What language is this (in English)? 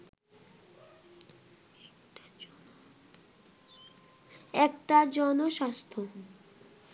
Bangla